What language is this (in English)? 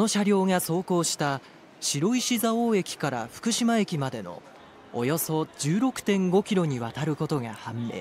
Japanese